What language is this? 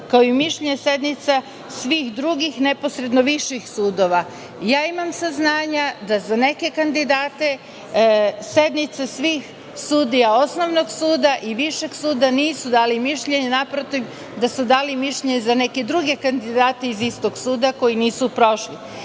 Serbian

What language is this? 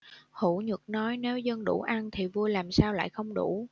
Vietnamese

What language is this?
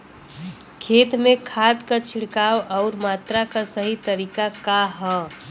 Bhojpuri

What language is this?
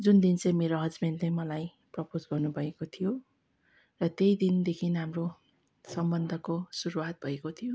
Nepali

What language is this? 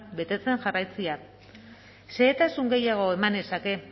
Basque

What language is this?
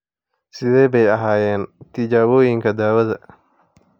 Somali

